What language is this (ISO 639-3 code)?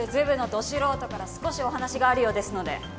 jpn